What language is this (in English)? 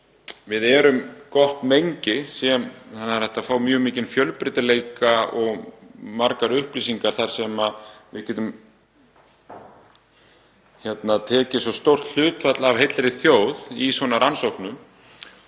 Icelandic